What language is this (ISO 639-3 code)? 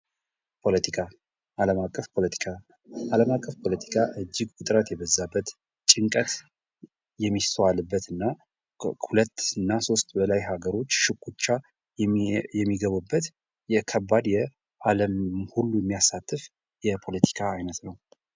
amh